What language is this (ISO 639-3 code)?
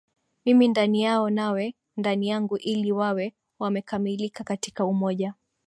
swa